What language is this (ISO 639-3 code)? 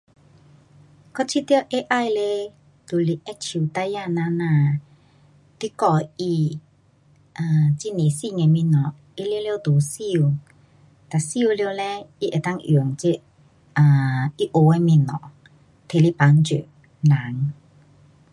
cpx